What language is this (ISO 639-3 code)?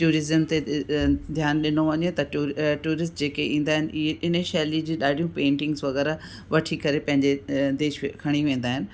snd